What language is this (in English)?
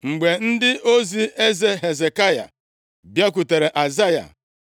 Igbo